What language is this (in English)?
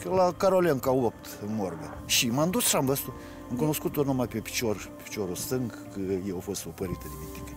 Romanian